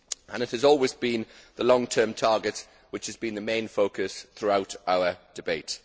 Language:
English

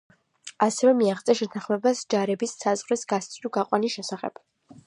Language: Georgian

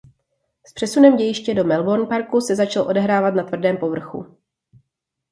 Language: Czech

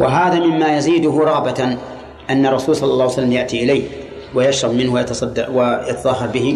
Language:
Arabic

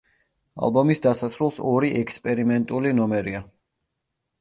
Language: Georgian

